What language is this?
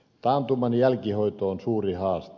Finnish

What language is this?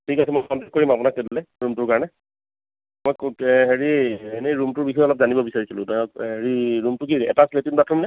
Assamese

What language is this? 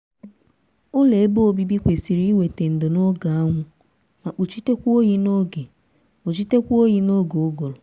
Igbo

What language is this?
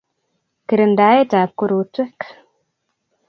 Kalenjin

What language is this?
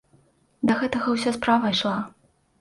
Belarusian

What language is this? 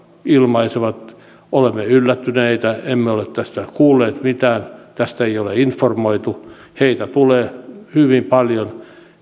Finnish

